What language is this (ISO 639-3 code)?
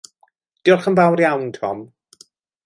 cym